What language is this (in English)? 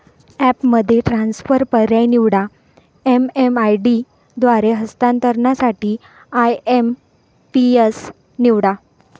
Marathi